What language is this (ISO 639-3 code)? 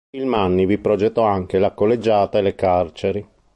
ita